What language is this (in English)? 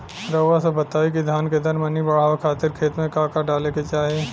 Bhojpuri